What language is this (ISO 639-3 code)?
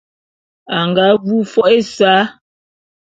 bum